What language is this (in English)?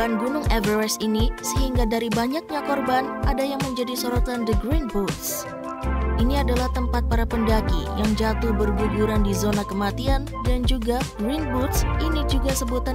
Indonesian